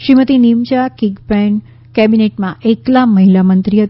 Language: Gujarati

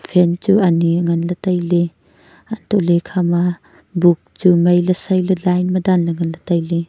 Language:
Wancho Naga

